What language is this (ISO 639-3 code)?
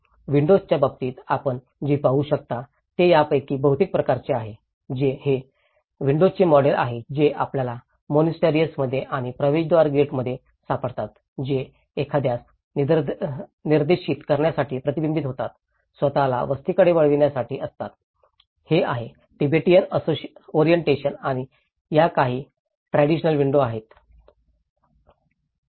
mar